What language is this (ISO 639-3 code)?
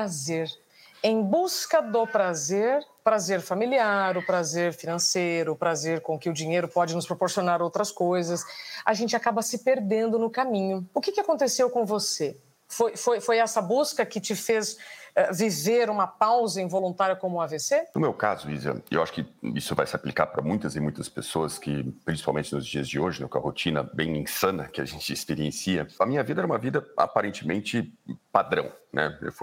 por